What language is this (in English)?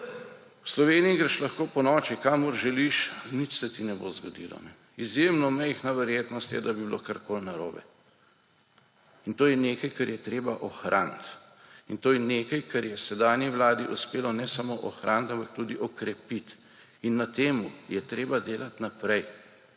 Slovenian